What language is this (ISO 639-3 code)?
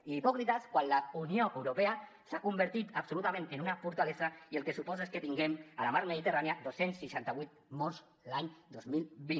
cat